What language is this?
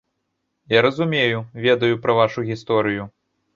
Belarusian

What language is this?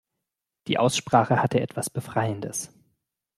German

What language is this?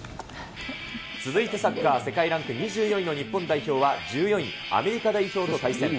Japanese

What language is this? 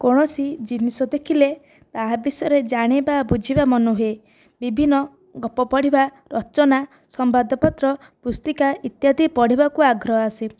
Odia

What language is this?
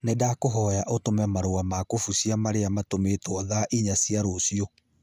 Kikuyu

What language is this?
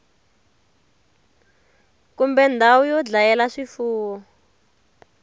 Tsonga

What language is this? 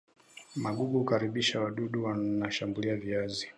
Swahili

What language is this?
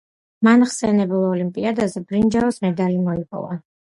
Georgian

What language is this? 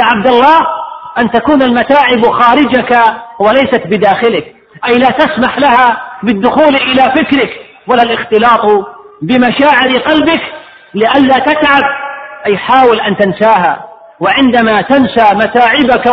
Arabic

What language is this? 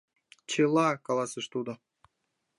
Mari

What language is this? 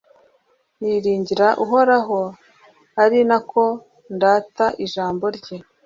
Kinyarwanda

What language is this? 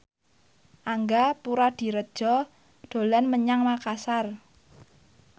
Javanese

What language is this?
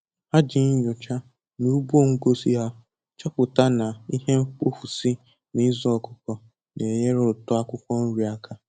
Igbo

